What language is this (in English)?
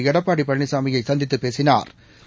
Tamil